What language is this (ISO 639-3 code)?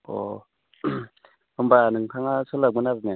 brx